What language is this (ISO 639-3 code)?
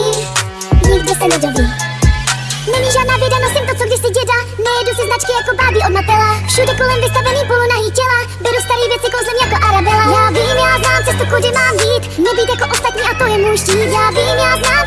tur